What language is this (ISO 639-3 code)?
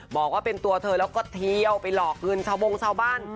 tha